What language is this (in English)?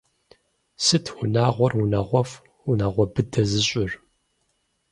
Kabardian